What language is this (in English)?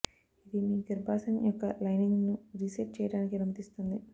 Telugu